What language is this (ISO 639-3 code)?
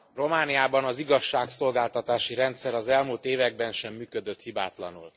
hun